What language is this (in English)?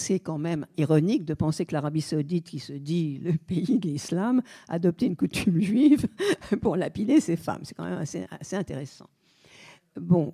French